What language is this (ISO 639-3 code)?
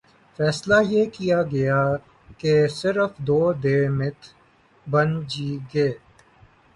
urd